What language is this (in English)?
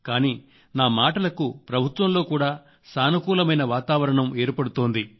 Telugu